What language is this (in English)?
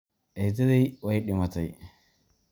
Somali